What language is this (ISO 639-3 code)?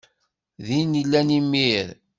kab